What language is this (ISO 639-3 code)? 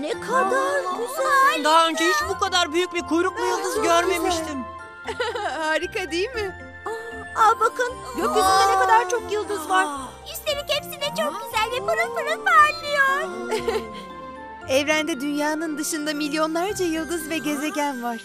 tur